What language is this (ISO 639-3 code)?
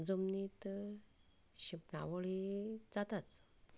kok